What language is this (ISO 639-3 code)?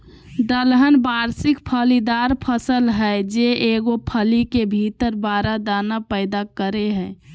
mag